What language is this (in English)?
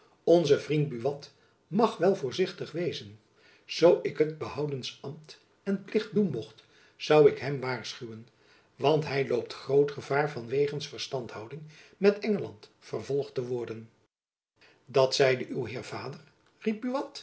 Dutch